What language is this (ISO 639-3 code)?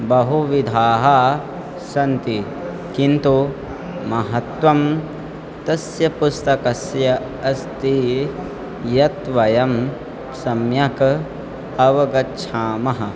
san